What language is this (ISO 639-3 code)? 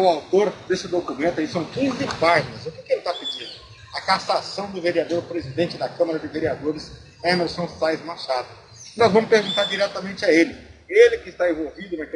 por